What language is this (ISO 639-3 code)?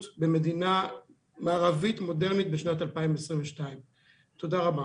heb